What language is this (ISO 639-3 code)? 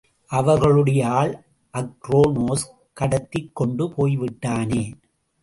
tam